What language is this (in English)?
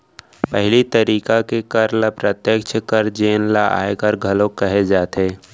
Chhattisgarhi